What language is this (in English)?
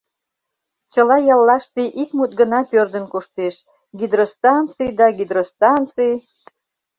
Mari